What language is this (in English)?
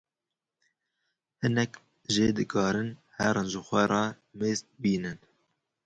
Kurdish